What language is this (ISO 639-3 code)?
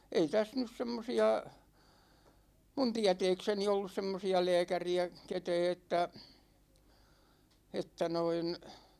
fin